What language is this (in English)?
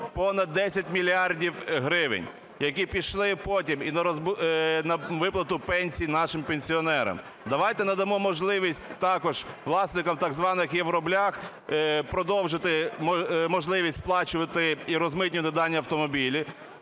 Ukrainian